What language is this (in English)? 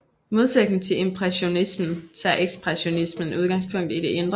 Danish